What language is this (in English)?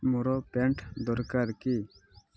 Odia